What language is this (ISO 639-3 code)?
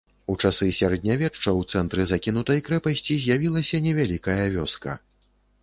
bel